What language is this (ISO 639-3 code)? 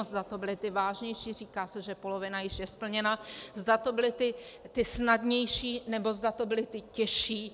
ces